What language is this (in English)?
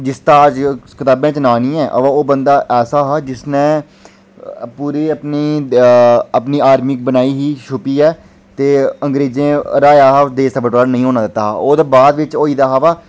Dogri